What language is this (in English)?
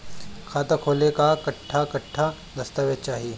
Bhojpuri